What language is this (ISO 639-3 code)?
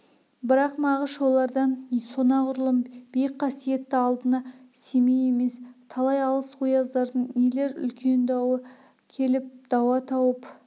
kaz